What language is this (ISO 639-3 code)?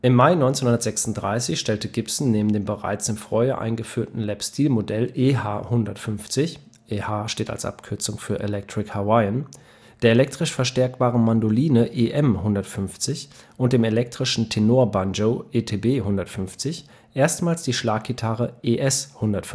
deu